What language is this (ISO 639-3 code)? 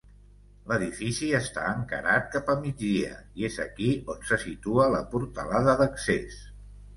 cat